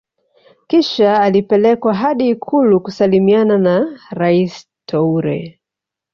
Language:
Swahili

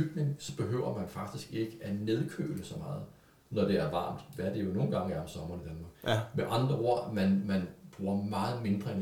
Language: Danish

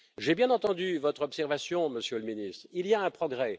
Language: French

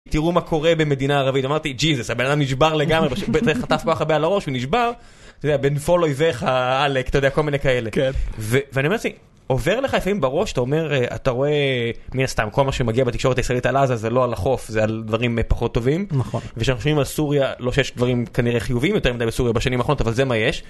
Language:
Hebrew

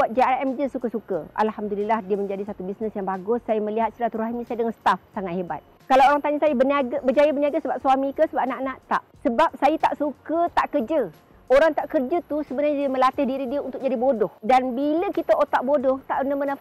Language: Malay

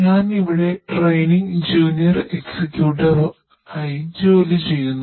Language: Malayalam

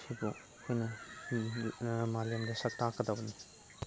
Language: Manipuri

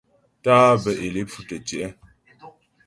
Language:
Ghomala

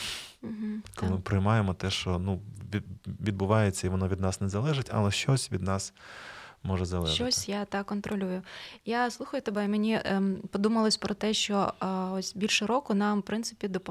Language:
Ukrainian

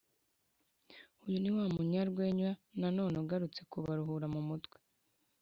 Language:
Kinyarwanda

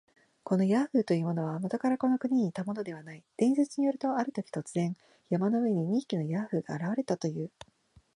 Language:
Japanese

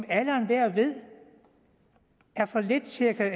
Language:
Danish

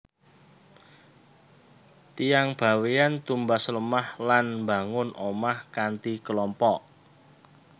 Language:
Javanese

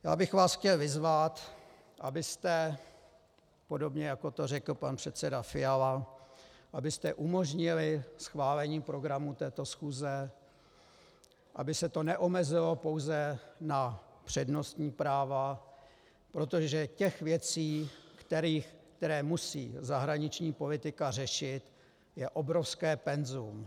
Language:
Czech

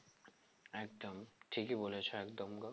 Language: Bangla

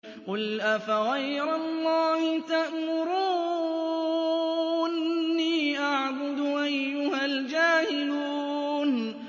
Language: Arabic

